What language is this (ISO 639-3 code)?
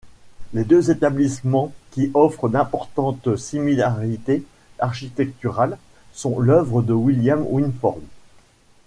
fra